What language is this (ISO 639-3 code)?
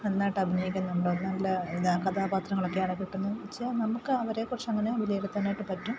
mal